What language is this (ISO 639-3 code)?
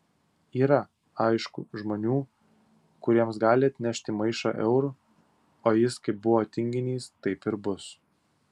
lit